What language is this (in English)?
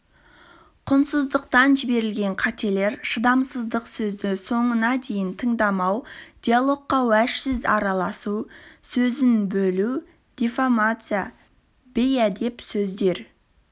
Kazakh